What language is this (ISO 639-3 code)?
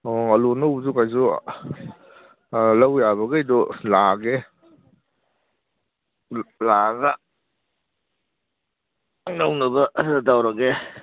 mni